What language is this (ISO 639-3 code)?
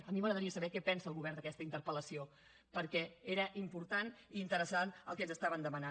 cat